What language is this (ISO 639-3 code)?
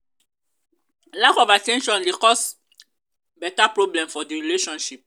pcm